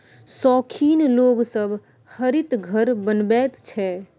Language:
Maithili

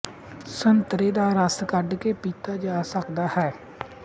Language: Punjabi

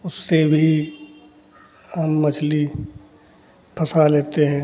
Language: Hindi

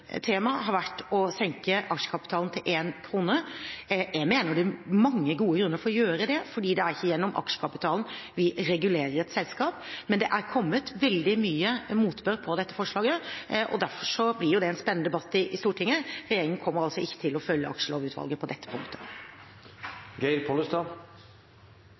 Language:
Norwegian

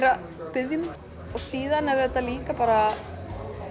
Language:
Icelandic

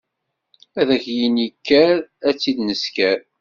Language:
Kabyle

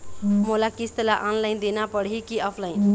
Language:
Chhattisgarhi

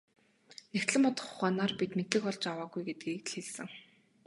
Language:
Mongolian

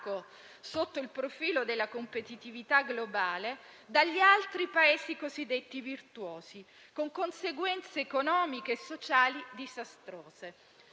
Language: Italian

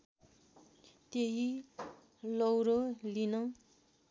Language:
Nepali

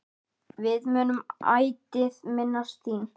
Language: Icelandic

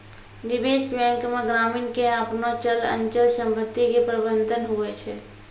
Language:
Maithili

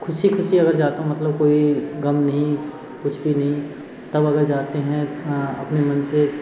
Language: Hindi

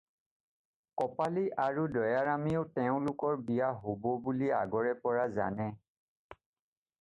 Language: Assamese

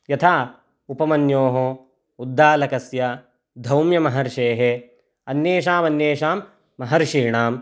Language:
Sanskrit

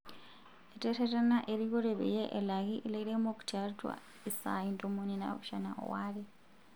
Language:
Masai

